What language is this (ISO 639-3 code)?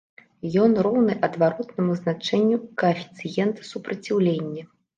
bel